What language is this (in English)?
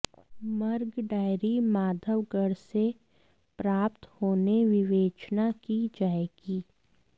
Hindi